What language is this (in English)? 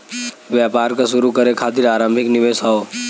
Bhojpuri